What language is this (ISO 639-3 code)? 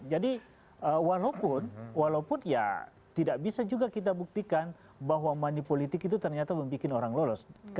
ind